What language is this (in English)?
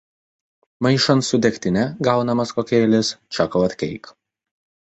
Lithuanian